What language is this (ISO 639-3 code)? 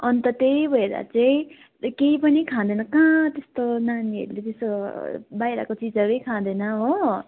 nep